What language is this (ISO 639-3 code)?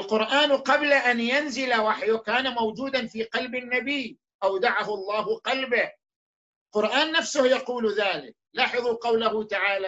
ara